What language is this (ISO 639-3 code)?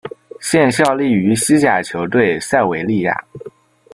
zho